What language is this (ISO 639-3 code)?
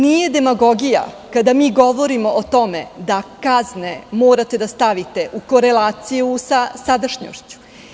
srp